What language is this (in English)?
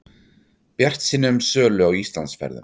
Icelandic